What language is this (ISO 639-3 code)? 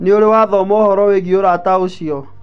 kik